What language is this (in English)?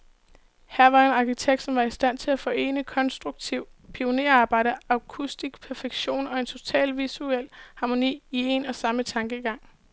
Danish